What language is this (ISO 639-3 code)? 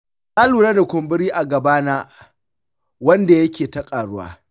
hau